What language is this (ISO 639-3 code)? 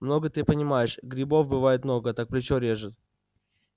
rus